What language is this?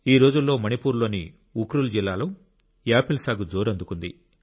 Telugu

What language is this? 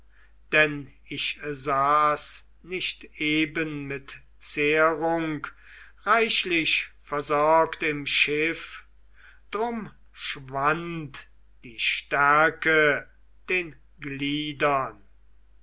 German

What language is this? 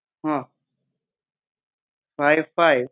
Gujarati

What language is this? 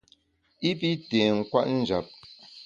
Bamun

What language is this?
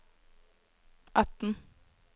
Norwegian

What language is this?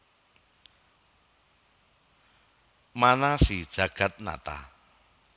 Javanese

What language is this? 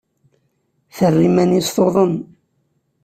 Kabyle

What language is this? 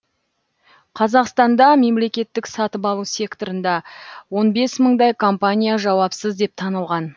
Kazakh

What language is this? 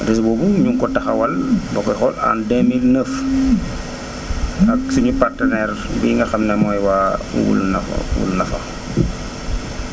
Wolof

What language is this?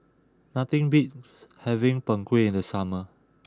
English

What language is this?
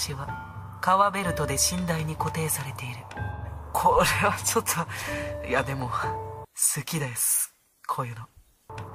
Japanese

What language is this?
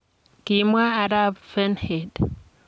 Kalenjin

